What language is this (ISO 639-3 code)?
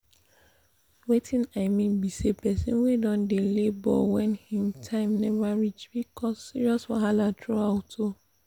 pcm